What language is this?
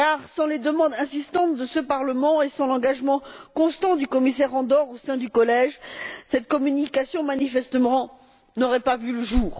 French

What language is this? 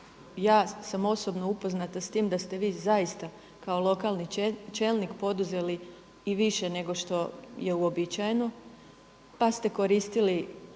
Croatian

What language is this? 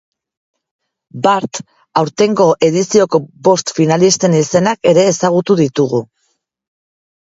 Basque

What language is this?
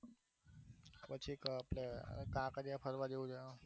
Gujarati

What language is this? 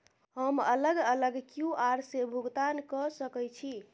Maithili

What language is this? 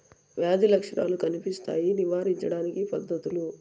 Telugu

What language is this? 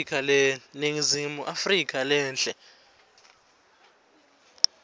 Swati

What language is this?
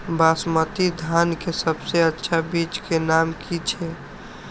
Maithili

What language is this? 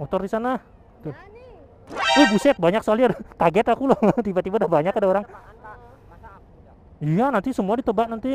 Indonesian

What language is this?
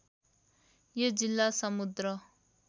Nepali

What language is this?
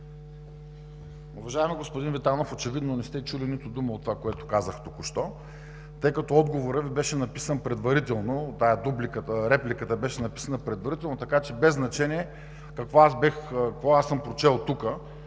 Bulgarian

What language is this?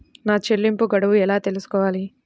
Telugu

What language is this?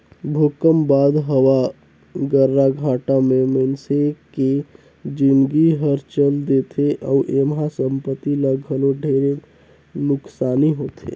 Chhattisgarhi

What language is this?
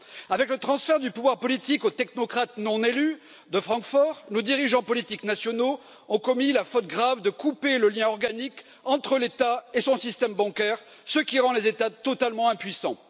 French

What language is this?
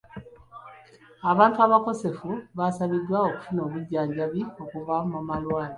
Ganda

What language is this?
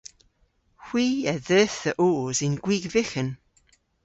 Cornish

